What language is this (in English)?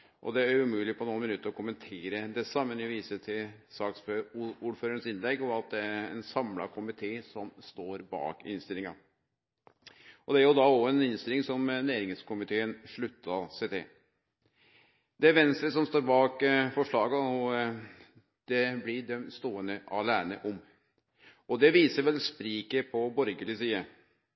Norwegian Nynorsk